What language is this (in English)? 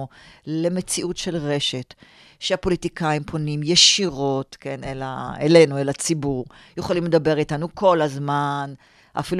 Hebrew